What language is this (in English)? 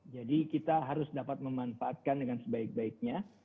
Indonesian